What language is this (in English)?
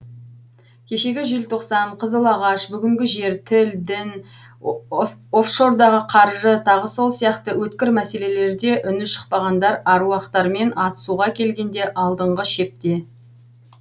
Kazakh